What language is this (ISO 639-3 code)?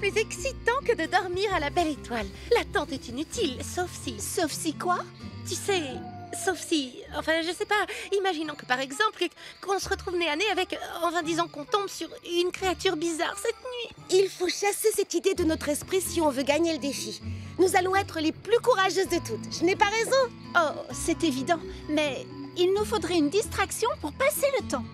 fra